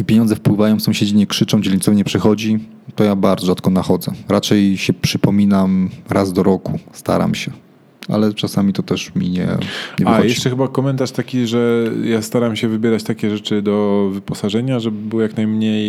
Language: Polish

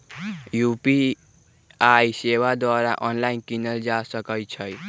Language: Magahi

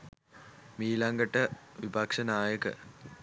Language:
Sinhala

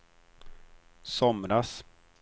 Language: Swedish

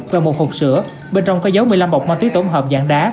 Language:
Vietnamese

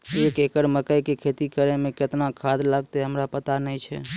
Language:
Maithili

